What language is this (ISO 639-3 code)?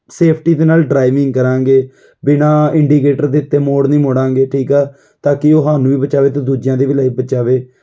pan